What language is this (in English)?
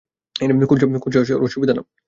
Bangla